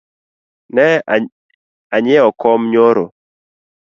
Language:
Luo (Kenya and Tanzania)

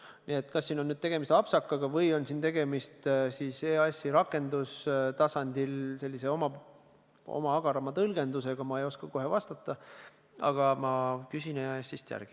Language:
Estonian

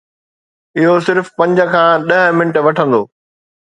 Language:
Sindhi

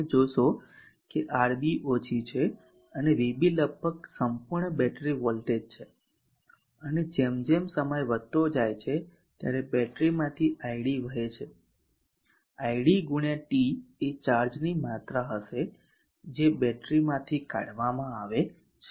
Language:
Gujarati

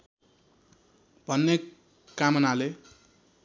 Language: Nepali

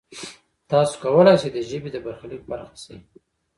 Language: Pashto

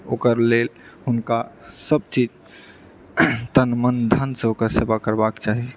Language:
Maithili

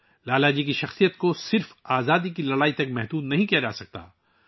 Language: Urdu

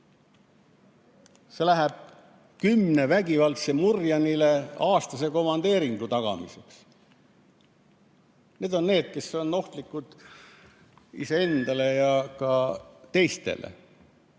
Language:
Estonian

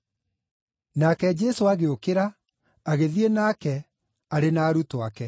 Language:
Kikuyu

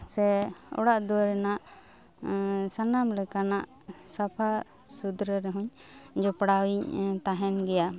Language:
Santali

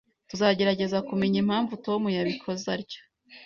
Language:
Kinyarwanda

